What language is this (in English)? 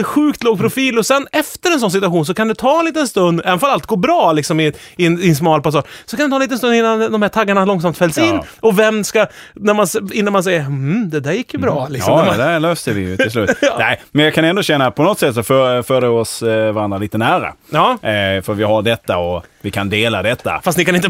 Swedish